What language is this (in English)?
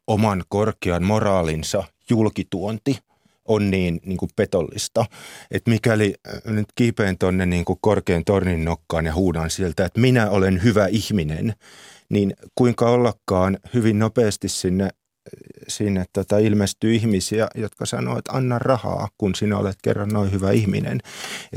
Finnish